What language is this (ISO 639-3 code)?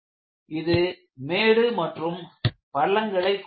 tam